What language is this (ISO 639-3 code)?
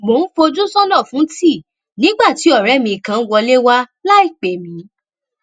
yor